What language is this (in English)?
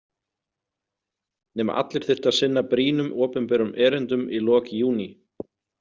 Icelandic